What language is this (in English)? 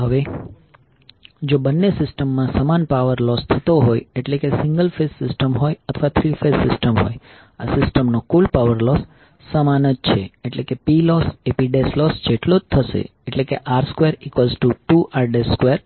Gujarati